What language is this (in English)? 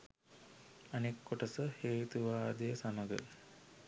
Sinhala